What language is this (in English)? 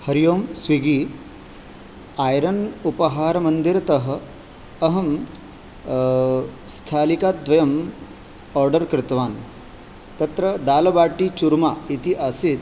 Sanskrit